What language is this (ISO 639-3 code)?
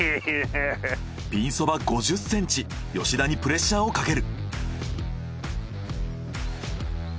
jpn